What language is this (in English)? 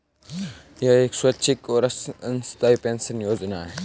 Hindi